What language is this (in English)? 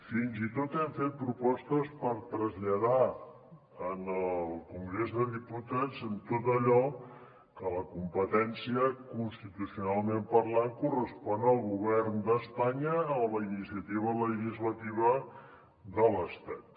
Catalan